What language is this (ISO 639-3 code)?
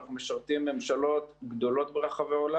heb